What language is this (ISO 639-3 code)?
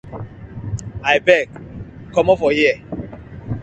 pcm